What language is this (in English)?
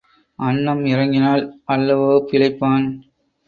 Tamil